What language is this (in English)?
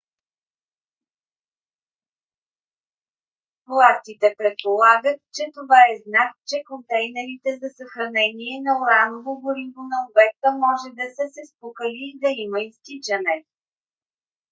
Bulgarian